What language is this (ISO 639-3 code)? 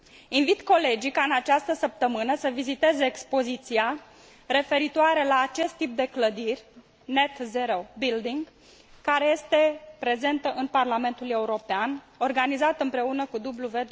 ron